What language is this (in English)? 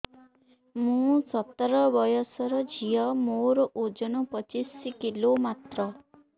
Odia